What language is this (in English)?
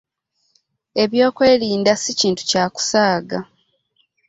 Ganda